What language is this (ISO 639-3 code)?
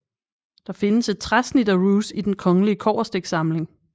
dan